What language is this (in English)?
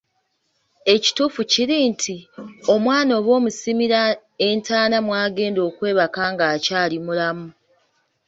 Ganda